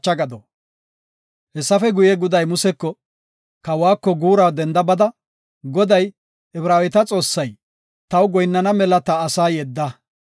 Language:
Gofa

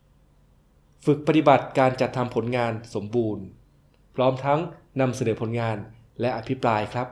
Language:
Thai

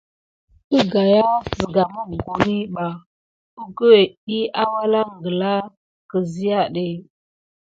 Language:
Gidar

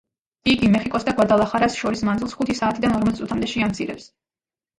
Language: Georgian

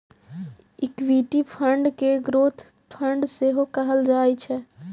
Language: Maithili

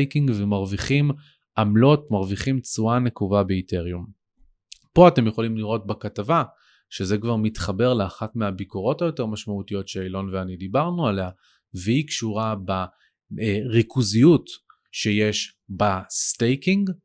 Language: Hebrew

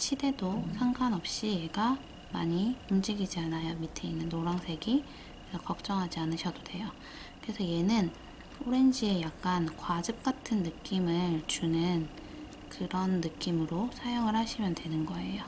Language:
Korean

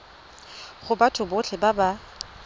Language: Tswana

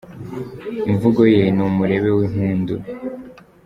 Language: Kinyarwanda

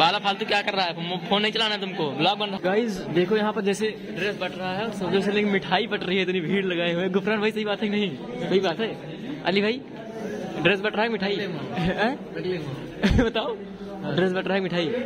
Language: Hindi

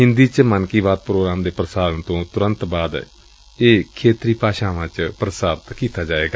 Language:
Punjabi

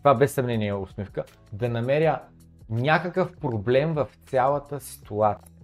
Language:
Bulgarian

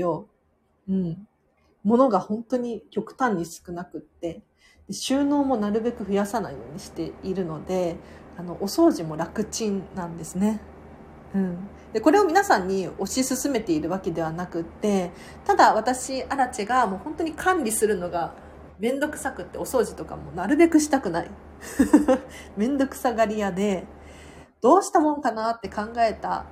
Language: Japanese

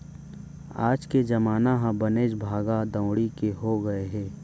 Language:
Chhattisgarhi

